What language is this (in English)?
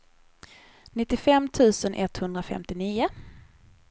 Swedish